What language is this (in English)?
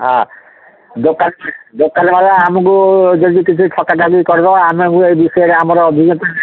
Odia